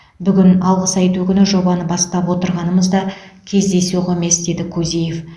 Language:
Kazakh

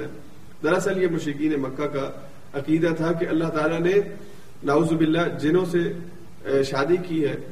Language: Urdu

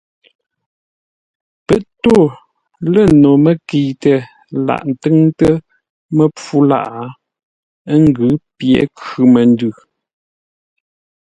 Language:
Ngombale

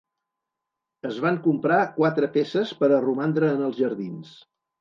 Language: Catalan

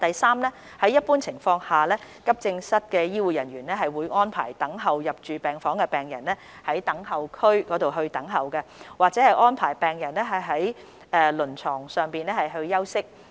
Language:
Cantonese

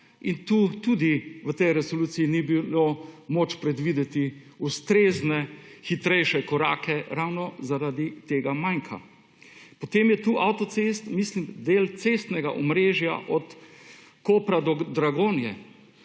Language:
Slovenian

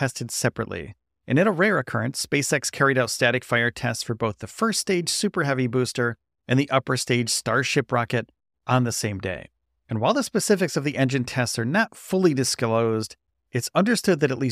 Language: English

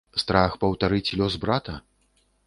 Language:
Belarusian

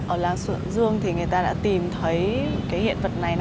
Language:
Vietnamese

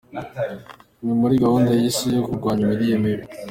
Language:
Kinyarwanda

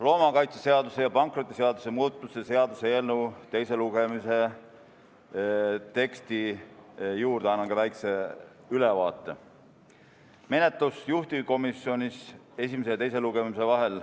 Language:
Estonian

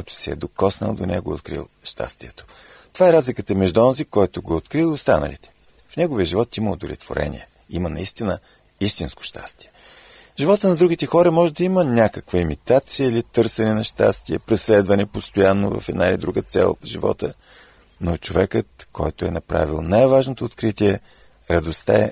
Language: Bulgarian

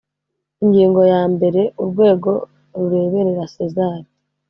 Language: Kinyarwanda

